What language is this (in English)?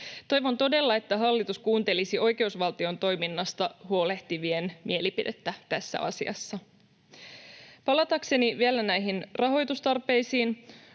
Finnish